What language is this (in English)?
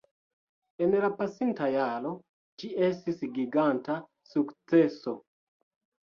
Esperanto